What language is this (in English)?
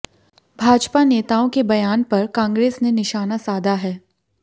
Hindi